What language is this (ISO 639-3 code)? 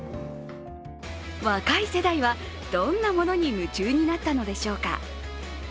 jpn